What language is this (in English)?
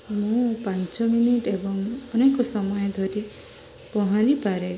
Odia